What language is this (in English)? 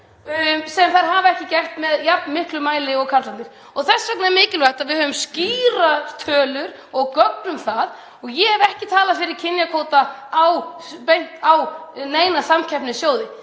Icelandic